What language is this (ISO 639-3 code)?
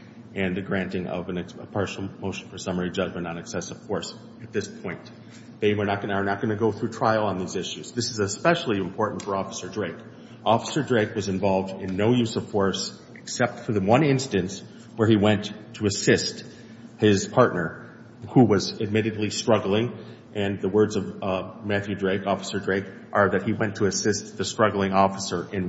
eng